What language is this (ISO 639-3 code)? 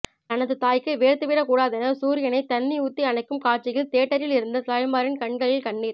tam